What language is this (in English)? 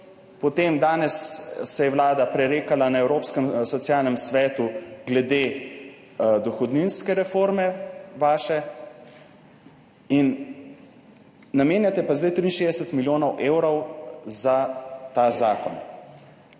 Slovenian